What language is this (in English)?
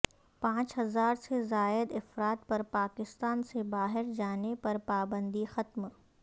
Urdu